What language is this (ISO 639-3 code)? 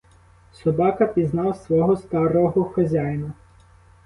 ukr